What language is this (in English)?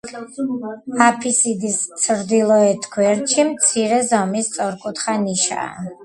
Georgian